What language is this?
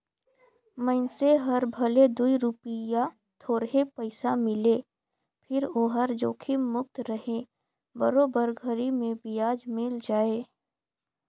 Chhattisgarhi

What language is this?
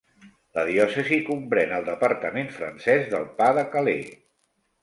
Catalan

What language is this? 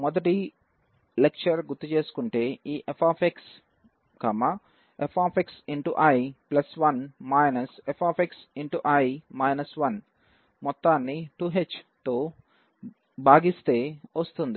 Telugu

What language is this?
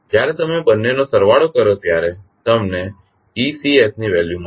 Gujarati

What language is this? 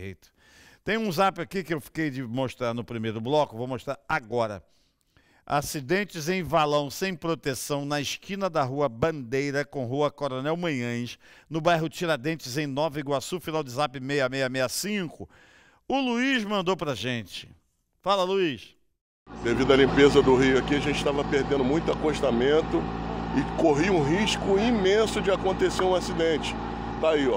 Portuguese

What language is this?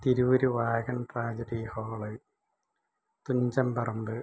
Malayalam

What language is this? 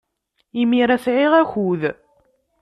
Kabyle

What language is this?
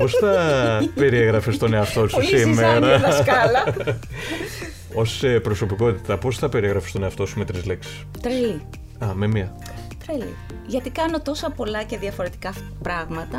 Greek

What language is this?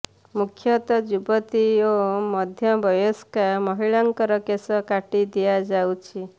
Odia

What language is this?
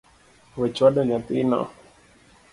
Luo (Kenya and Tanzania)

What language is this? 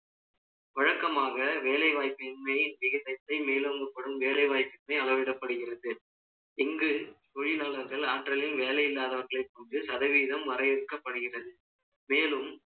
Tamil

